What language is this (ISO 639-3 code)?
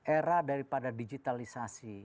ind